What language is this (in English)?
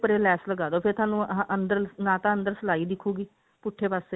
Punjabi